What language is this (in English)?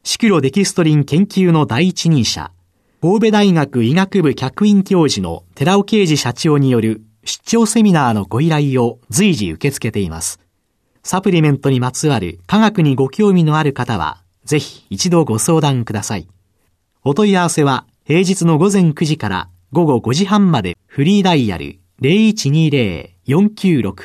Japanese